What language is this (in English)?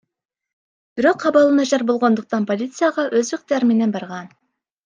Kyrgyz